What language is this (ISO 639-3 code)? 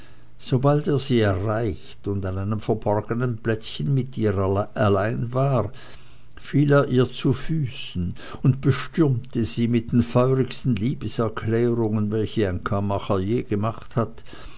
deu